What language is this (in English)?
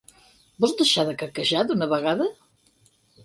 Catalan